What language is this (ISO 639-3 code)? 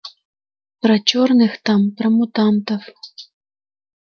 rus